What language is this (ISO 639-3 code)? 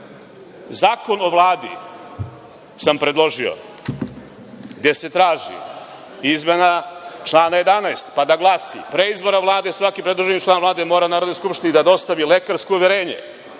srp